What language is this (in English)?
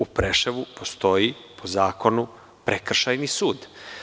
Serbian